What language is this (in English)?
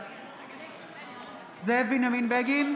Hebrew